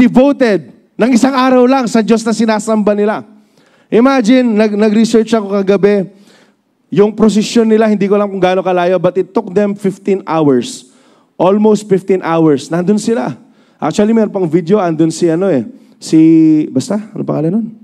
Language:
Filipino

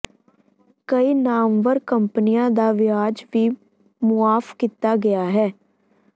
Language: Punjabi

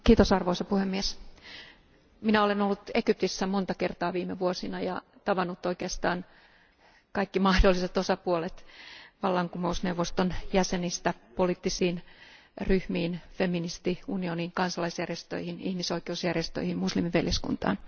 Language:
Finnish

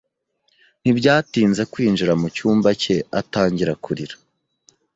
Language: Kinyarwanda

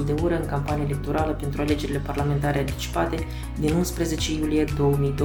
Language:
Romanian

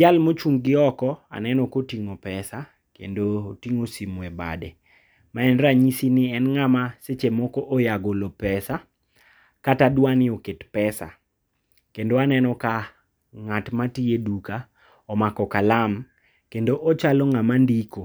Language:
Luo (Kenya and Tanzania)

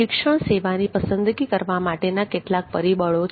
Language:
Gujarati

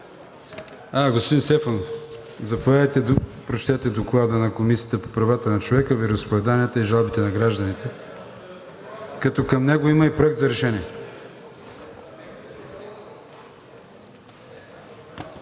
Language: Bulgarian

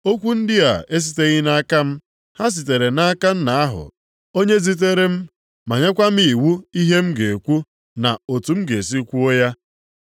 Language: Igbo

